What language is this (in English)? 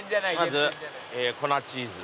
Japanese